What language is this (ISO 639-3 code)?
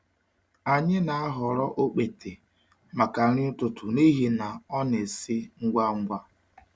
ibo